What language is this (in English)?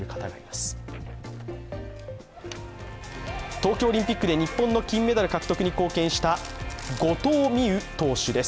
Japanese